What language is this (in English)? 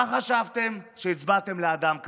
Hebrew